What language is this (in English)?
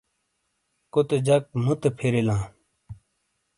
Shina